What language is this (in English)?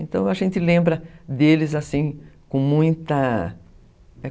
Portuguese